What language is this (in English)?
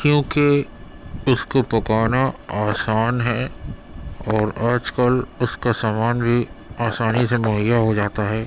Urdu